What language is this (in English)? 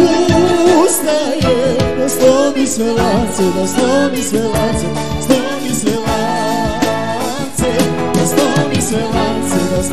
Vietnamese